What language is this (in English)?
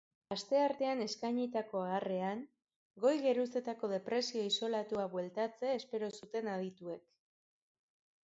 Basque